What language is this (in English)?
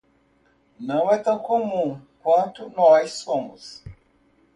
Portuguese